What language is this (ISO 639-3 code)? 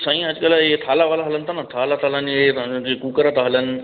snd